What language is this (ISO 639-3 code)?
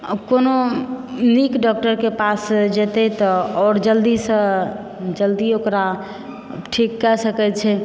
mai